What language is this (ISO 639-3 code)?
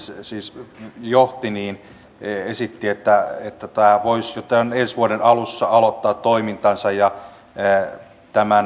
fin